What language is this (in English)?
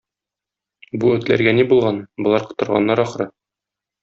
Tatar